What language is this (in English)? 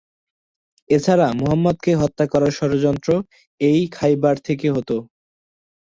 Bangla